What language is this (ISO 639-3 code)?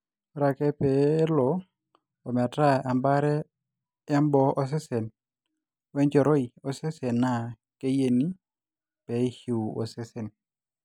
mas